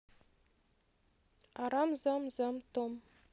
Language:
Russian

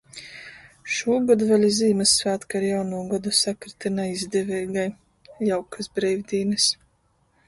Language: Latgalian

